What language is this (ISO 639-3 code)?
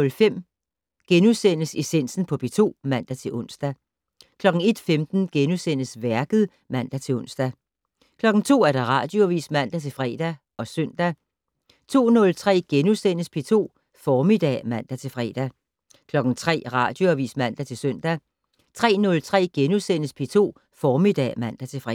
dan